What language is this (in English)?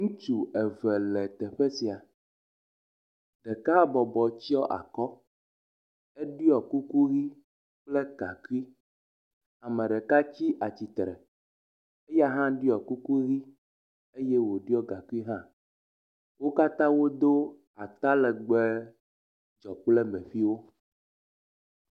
Ewe